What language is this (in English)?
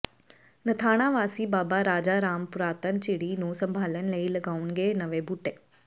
Punjabi